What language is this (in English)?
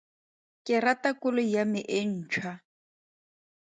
Tswana